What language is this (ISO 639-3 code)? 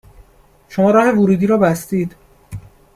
fas